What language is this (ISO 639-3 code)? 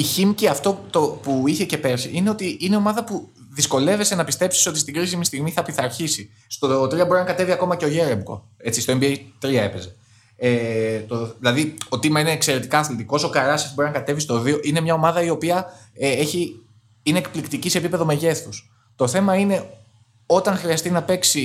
ell